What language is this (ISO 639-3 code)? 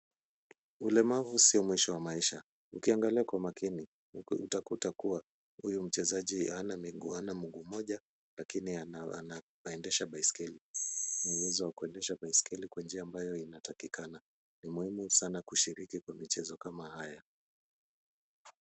swa